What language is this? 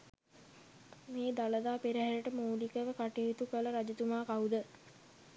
Sinhala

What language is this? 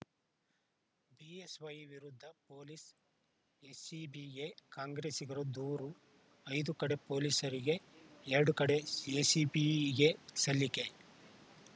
Kannada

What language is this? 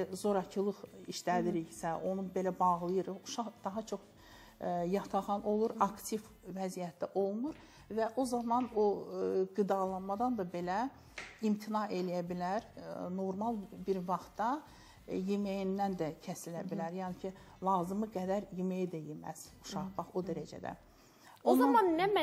Turkish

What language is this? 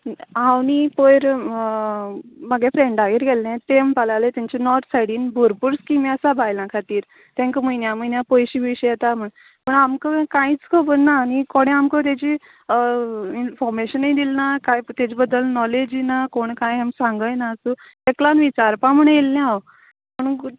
Konkani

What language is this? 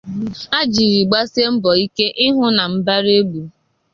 Igbo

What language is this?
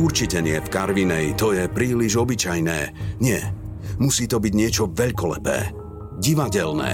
Slovak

